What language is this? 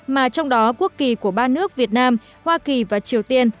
Vietnamese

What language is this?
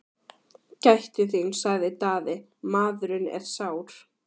Icelandic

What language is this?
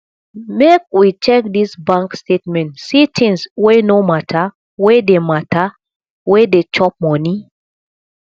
Nigerian Pidgin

